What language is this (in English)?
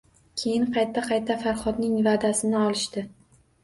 Uzbek